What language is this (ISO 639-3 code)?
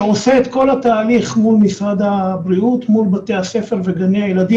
heb